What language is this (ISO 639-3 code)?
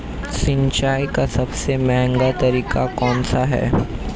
hin